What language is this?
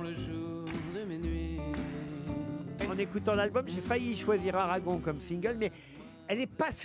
French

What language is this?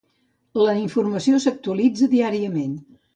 Catalan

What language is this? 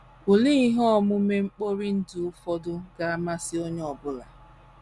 Igbo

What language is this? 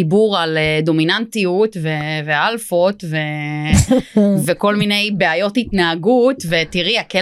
Hebrew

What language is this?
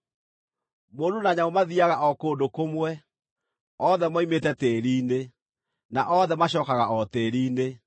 Kikuyu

